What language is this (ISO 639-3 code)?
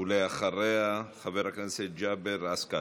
heb